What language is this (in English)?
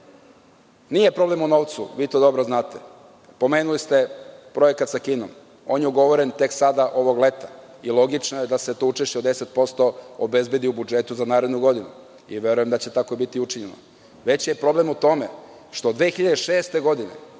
Serbian